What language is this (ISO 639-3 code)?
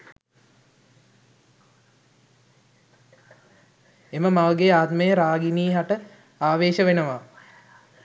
sin